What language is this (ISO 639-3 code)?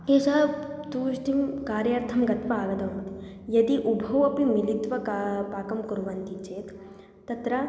san